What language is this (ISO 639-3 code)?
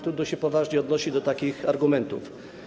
pol